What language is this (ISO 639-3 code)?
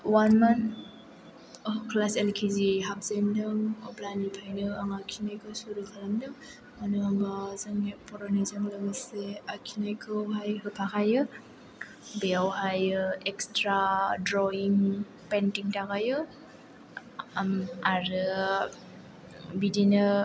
brx